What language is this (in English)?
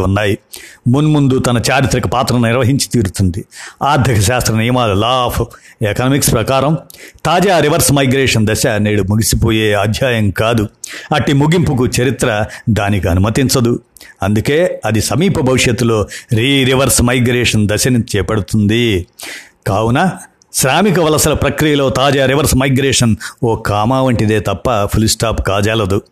Telugu